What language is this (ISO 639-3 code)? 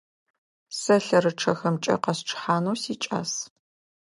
ady